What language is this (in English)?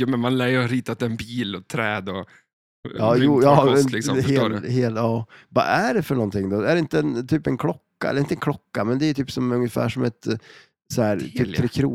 Swedish